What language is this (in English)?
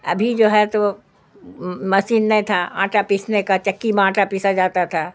Urdu